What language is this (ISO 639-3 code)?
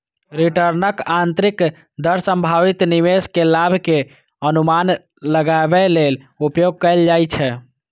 mai